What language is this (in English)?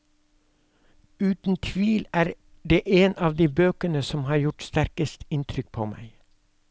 Norwegian